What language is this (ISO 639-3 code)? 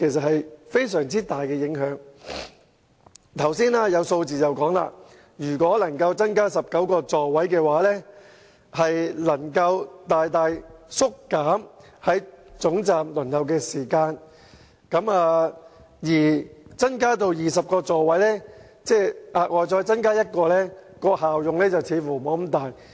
yue